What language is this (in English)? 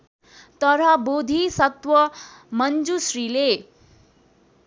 Nepali